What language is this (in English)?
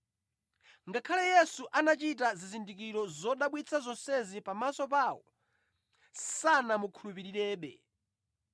Nyanja